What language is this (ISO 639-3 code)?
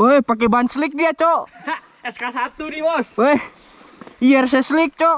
ind